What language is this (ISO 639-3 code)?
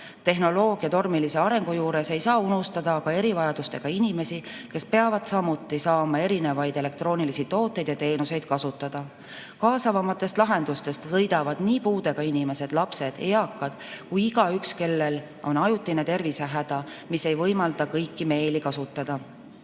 est